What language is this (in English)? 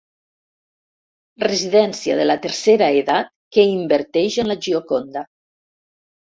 Catalan